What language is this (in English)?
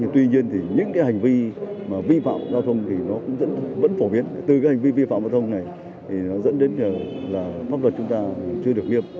Vietnamese